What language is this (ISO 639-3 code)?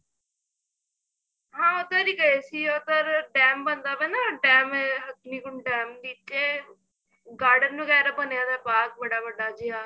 pan